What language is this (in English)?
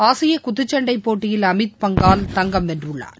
Tamil